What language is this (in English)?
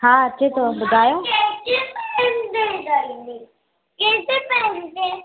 Sindhi